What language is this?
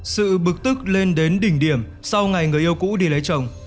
Vietnamese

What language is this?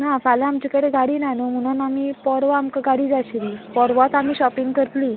Konkani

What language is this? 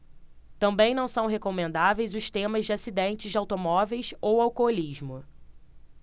Portuguese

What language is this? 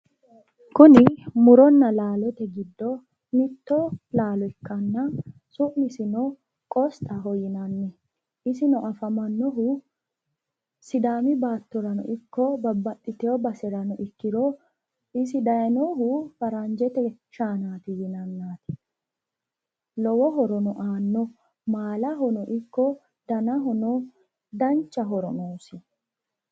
Sidamo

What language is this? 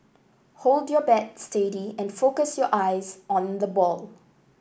English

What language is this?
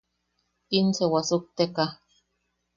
Yaqui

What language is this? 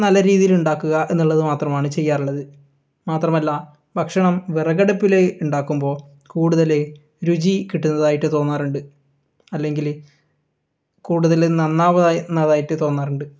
Malayalam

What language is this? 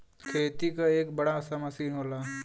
Bhojpuri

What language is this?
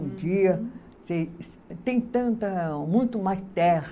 Portuguese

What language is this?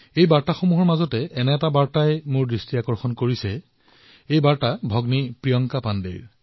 Assamese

